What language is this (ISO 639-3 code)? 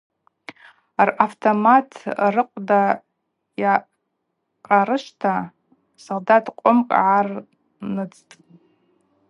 abq